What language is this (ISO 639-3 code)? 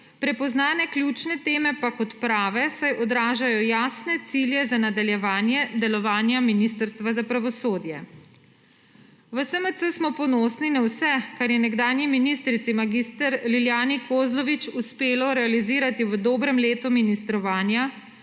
slv